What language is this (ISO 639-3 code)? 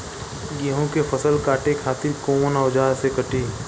bho